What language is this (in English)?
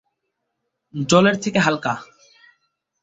Bangla